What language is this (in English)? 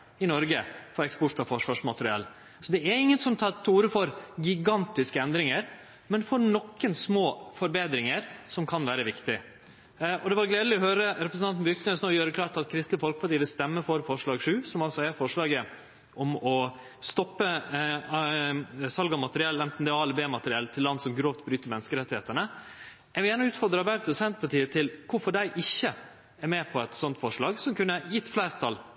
Norwegian Nynorsk